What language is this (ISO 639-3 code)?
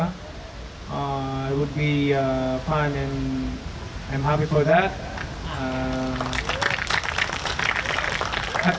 ind